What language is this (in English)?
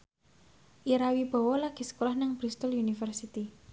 Javanese